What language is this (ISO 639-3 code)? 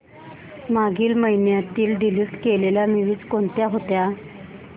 mar